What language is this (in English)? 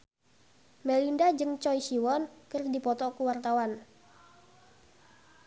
Sundanese